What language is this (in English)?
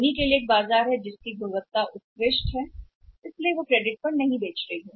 Hindi